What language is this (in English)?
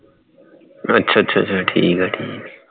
Punjabi